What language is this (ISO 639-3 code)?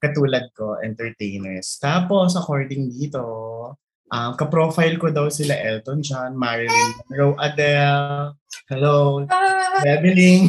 fil